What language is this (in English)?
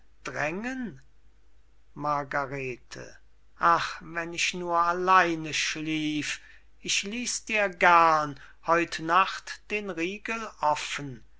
German